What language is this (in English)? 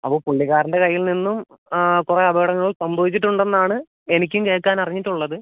Malayalam